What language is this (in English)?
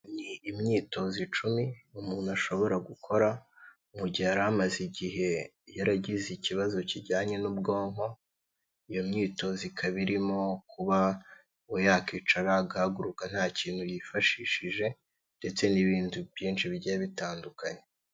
Kinyarwanda